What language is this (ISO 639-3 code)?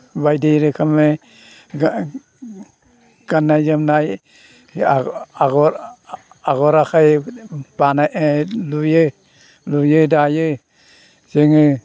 brx